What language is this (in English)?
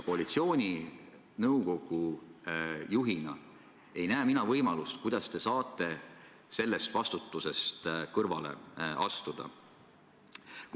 Estonian